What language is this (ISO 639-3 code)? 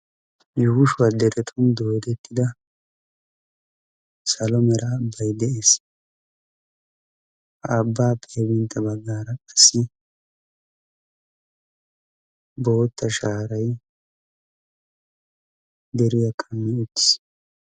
wal